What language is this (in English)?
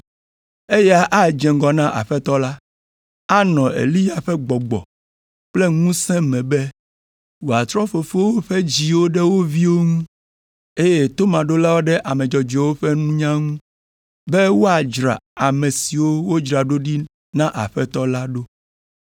Ewe